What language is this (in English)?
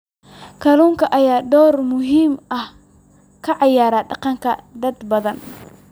Somali